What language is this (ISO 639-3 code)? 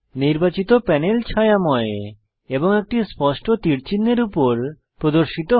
ben